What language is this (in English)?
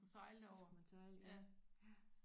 Danish